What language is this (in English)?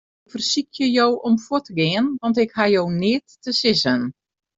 Western Frisian